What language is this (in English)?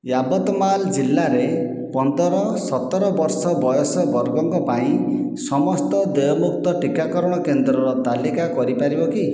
Odia